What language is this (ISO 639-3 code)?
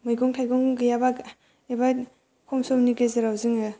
brx